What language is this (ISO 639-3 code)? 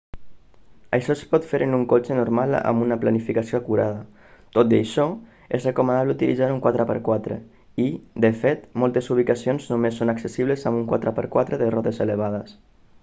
cat